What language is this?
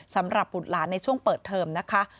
Thai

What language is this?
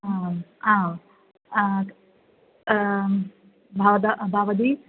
Sanskrit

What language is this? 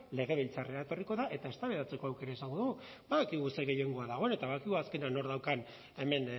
Basque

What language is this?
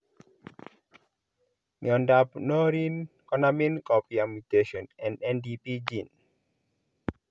Kalenjin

